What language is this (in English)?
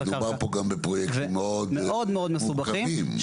Hebrew